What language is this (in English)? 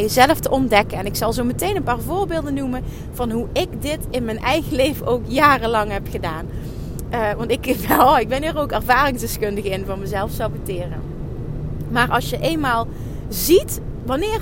Dutch